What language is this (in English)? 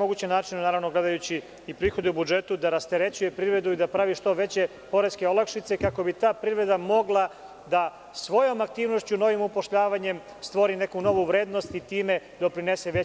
Serbian